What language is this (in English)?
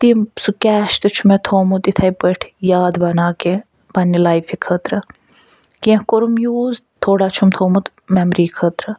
Kashmiri